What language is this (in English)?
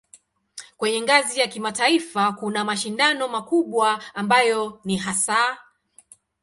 Swahili